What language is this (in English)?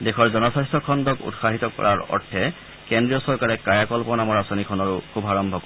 Assamese